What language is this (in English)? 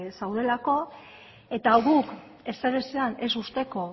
Basque